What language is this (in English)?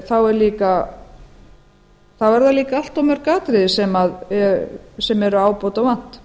Icelandic